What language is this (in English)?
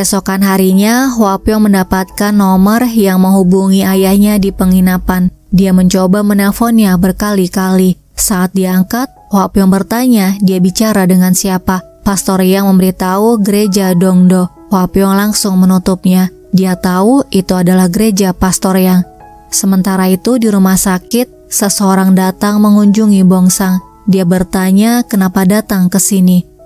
Indonesian